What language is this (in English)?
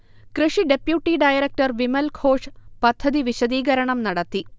Malayalam